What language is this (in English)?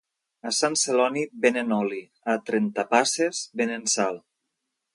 Catalan